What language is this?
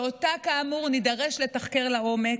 Hebrew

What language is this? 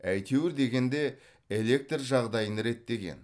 Kazakh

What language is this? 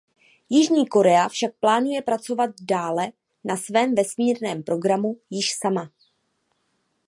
Czech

